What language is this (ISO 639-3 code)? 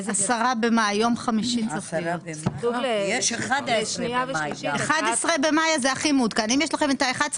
heb